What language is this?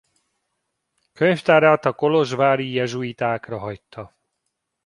Hungarian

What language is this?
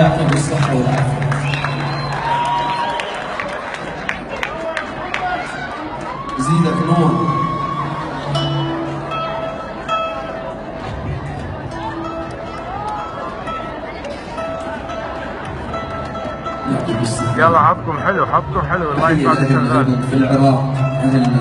Arabic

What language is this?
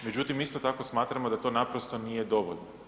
Croatian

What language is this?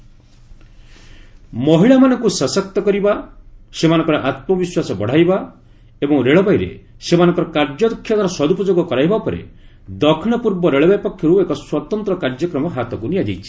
Odia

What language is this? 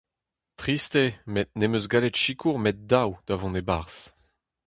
Breton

